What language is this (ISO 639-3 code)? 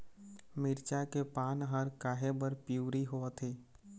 hne